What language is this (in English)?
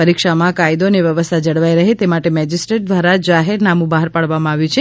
Gujarati